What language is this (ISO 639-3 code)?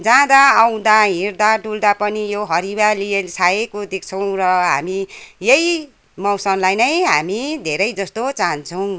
nep